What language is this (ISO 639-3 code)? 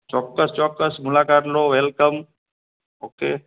guj